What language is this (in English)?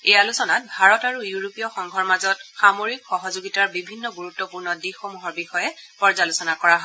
Assamese